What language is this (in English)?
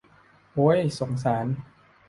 Thai